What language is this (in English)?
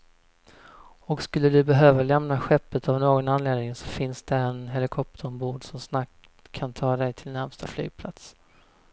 Swedish